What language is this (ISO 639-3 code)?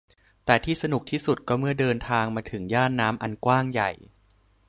tha